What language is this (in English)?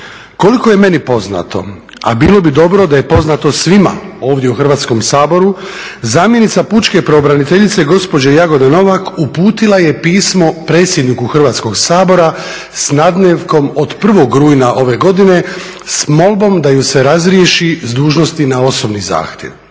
Croatian